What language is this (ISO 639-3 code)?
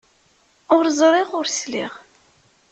kab